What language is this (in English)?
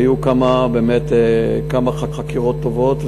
Hebrew